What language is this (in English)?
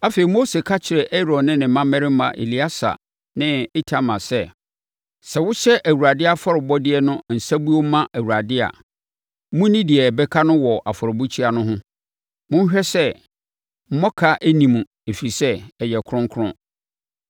Akan